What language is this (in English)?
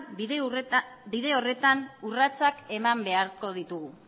Basque